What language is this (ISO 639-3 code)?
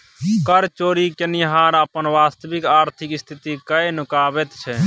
mai